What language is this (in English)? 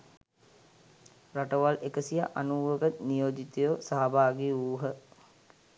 Sinhala